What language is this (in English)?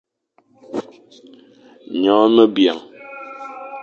Fang